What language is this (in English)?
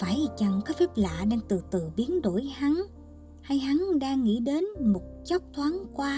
Vietnamese